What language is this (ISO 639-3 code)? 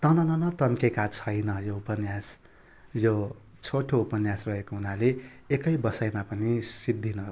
nep